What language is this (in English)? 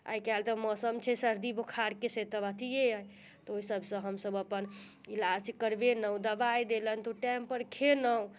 Maithili